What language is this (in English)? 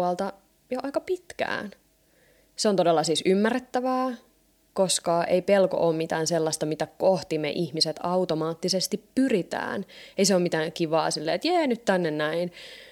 Finnish